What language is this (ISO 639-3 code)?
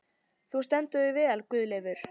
isl